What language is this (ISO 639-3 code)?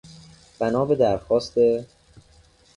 fas